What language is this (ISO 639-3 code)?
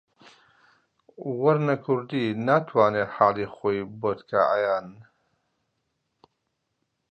ckb